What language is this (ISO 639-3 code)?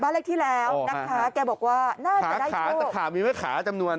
tha